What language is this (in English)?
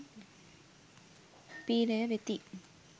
Sinhala